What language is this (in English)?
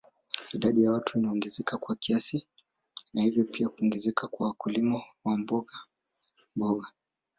Swahili